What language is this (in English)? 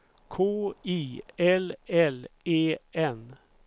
Swedish